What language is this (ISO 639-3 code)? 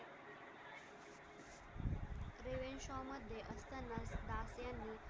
mar